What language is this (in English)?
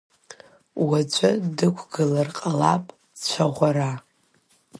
Abkhazian